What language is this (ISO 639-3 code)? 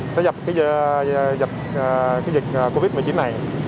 vie